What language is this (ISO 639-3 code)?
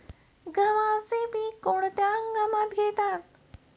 mar